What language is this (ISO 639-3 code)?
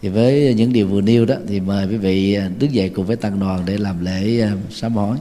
vie